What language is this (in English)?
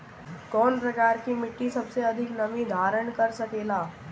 Bhojpuri